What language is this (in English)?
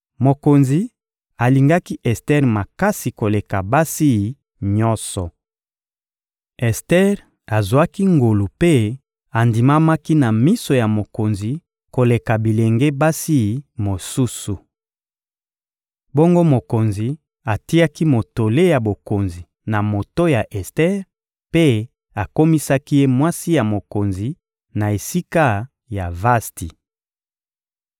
Lingala